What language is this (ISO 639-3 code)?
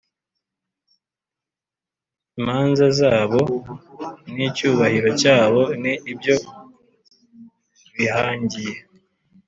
kin